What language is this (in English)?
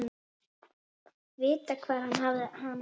Icelandic